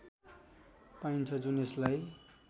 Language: Nepali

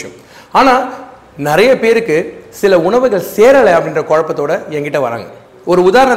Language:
Tamil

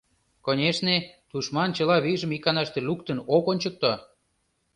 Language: Mari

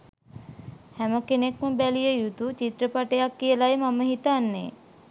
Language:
Sinhala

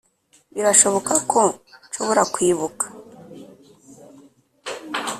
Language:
Kinyarwanda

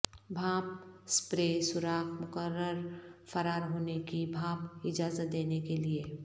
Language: Urdu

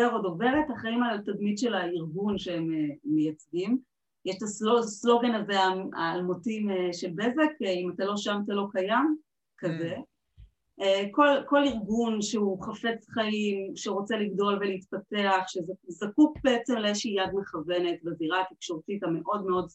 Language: Hebrew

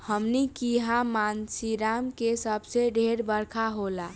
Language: Bhojpuri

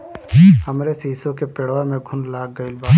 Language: Bhojpuri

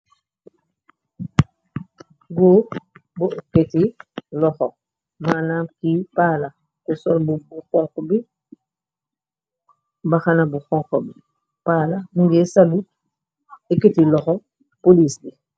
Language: Wolof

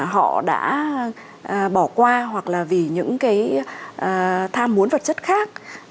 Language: Vietnamese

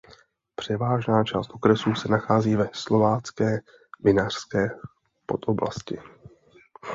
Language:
Czech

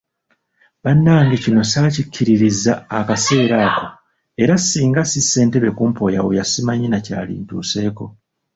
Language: Ganda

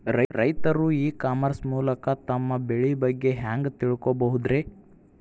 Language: Kannada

